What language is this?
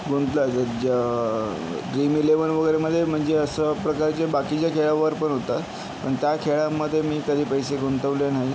Marathi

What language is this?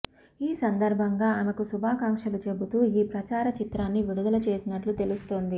Telugu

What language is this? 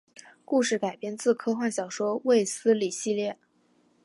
Chinese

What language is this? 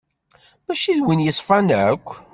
Kabyle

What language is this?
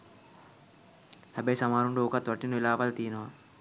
Sinhala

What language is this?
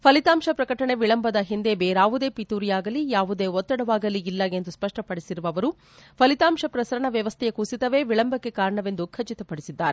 Kannada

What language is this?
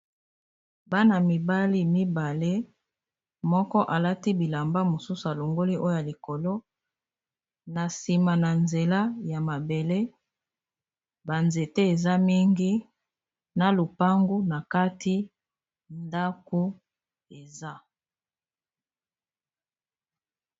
Lingala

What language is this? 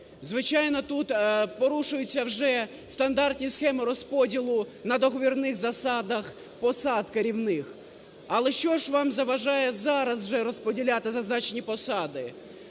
Ukrainian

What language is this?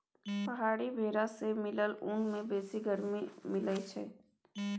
Maithili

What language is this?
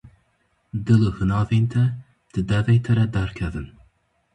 Kurdish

